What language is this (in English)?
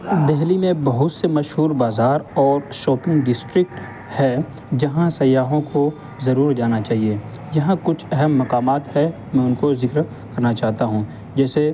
Urdu